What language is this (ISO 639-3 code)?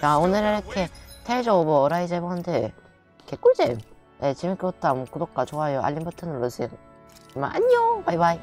kor